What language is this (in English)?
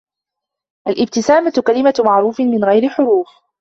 Arabic